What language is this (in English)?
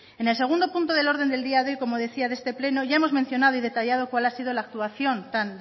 Spanish